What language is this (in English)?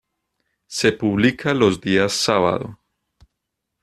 Spanish